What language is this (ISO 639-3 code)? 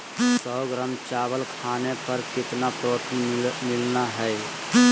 mag